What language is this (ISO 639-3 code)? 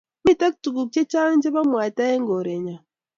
kln